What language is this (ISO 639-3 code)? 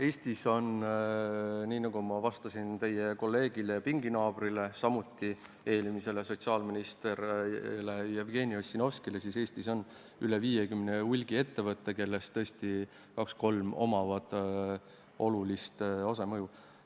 est